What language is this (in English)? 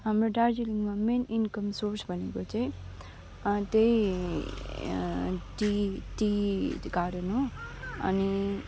Nepali